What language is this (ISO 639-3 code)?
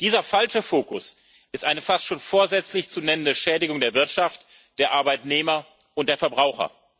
deu